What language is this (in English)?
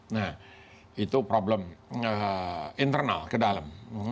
Indonesian